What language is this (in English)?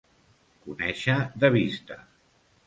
Catalan